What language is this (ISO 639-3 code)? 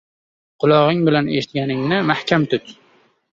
uzb